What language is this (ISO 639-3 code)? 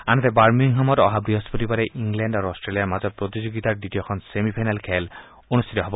asm